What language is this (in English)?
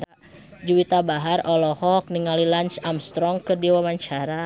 Sundanese